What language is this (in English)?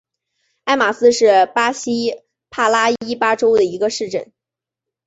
Chinese